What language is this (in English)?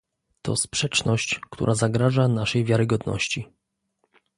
Polish